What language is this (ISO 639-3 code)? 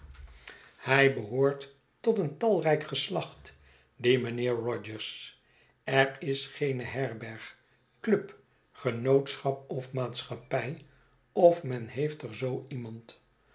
nld